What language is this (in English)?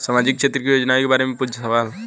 Bhojpuri